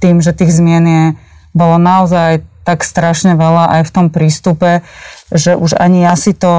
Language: Slovak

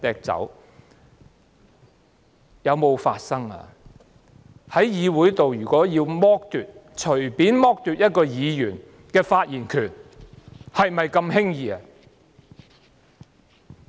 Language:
Cantonese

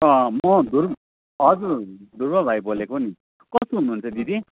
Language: Nepali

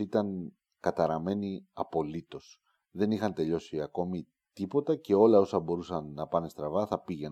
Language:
Greek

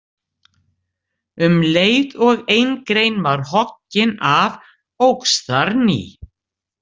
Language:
Icelandic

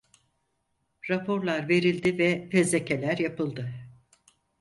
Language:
Turkish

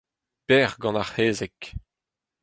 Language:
Breton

